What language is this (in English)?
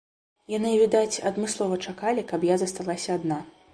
Belarusian